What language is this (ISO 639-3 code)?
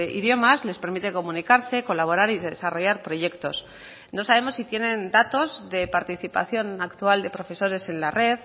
spa